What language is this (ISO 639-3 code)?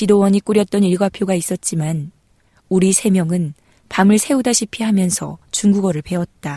kor